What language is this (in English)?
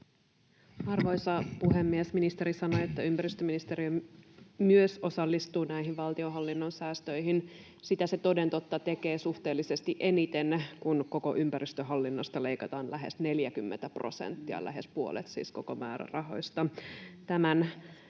Finnish